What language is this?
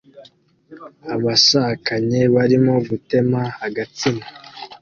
Kinyarwanda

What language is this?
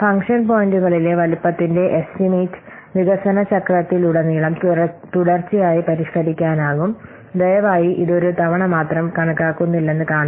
Malayalam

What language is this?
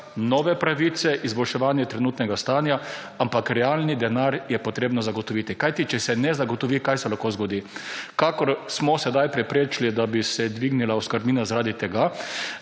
Slovenian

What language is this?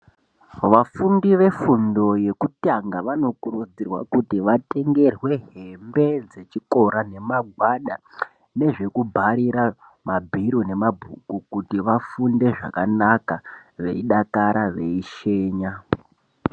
Ndau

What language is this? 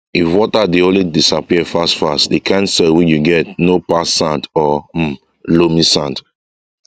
Nigerian Pidgin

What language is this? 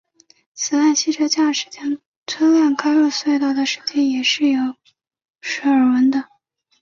Chinese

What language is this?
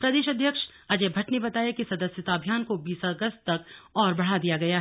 Hindi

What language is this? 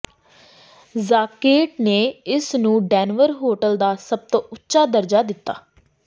Punjabi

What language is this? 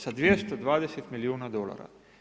Croatian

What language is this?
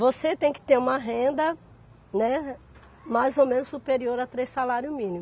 Portuguese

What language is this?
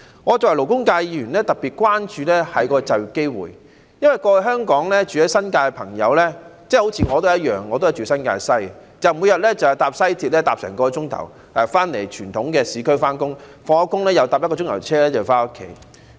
Cantonese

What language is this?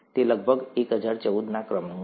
Gujarati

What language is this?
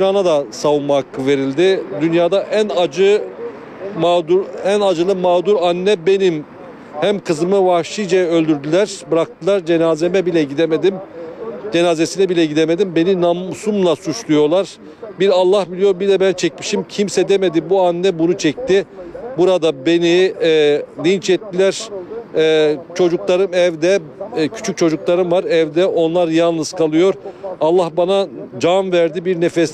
Turkish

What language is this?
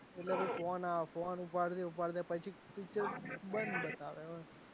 Gujarati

